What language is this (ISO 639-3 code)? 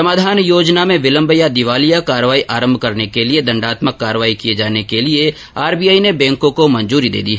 hin